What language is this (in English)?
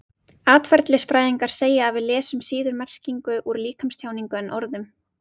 Icelandic